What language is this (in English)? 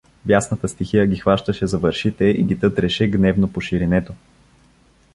Bulgarian